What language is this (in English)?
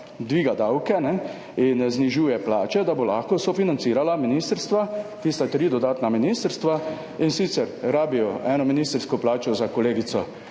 Slovenian